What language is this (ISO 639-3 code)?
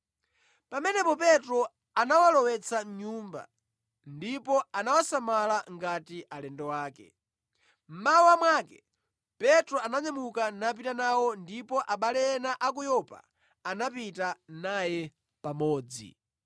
nya